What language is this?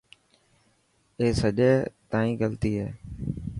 Dhatki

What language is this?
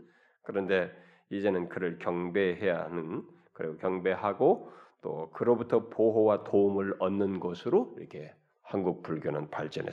Korean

